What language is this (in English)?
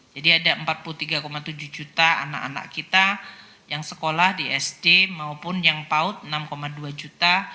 Indonesian